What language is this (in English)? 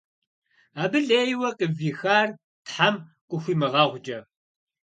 Kabardian